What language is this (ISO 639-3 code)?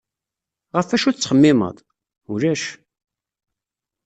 kab